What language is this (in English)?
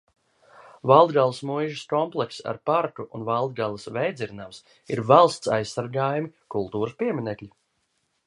Latvian